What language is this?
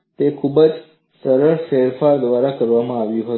Gujarati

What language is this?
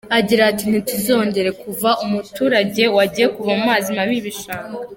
Kinyarwanda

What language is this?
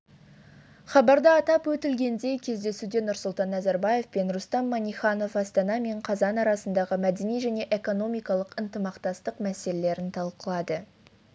Kazakh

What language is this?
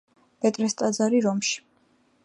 Georgian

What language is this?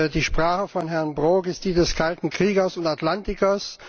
German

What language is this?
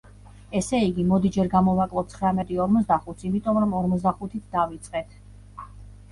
Georgian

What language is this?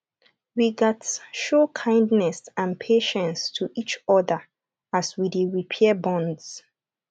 Nigerian Pidgin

